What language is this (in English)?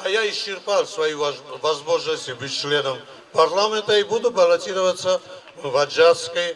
Russian